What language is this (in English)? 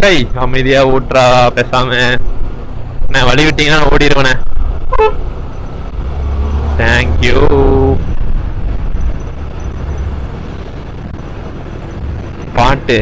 Italian